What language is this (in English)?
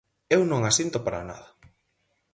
Galician